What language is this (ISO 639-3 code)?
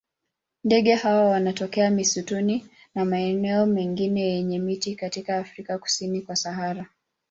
swa